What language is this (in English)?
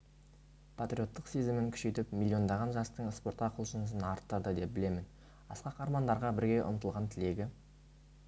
Kazakh